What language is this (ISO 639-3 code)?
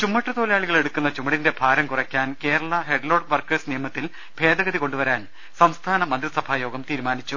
mal